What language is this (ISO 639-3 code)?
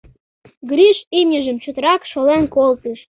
chm